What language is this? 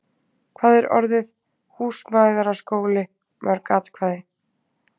Icelandic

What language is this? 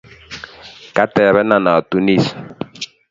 Kalenjin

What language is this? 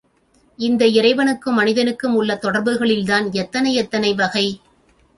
Tamil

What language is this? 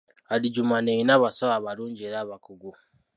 Ganda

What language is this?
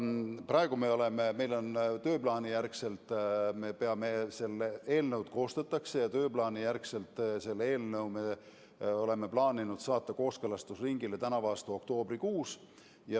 Estonian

